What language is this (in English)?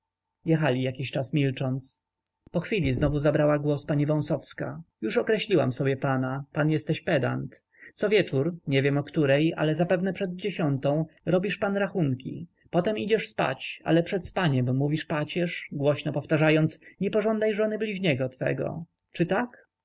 Polish